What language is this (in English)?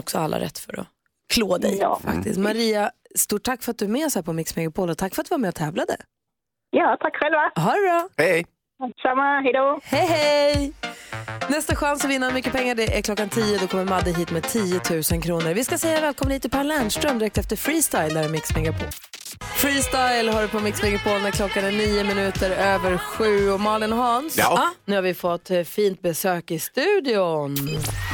Swedish